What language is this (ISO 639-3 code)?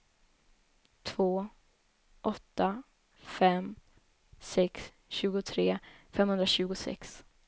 swe